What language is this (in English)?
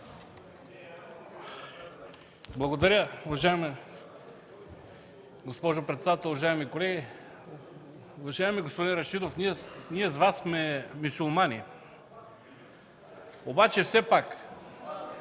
Bulgarian